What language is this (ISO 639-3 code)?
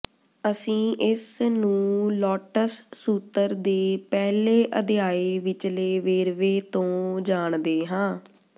pan